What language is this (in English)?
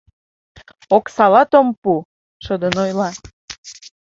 Mari